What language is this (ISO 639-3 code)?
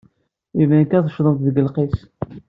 kab